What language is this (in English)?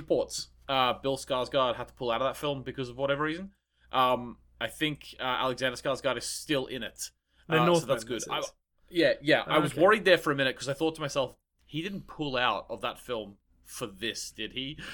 English